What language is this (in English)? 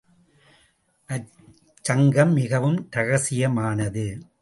Tamil